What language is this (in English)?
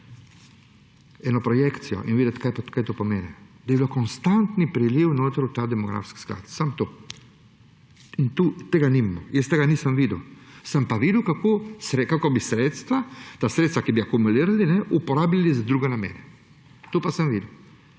Slovenian